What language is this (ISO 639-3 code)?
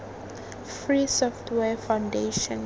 tsn